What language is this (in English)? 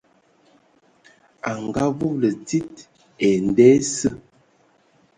Ewondo